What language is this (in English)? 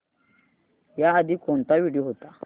Marathi